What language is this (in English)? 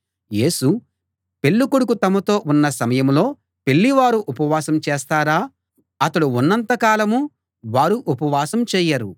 Telugu